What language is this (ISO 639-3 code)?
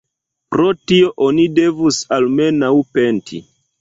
epo